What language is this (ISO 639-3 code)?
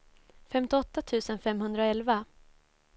swe